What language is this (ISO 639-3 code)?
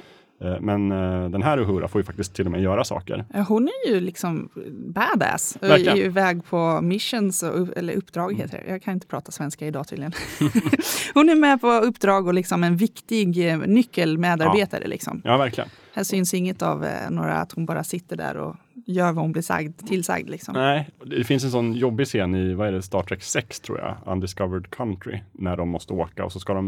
swe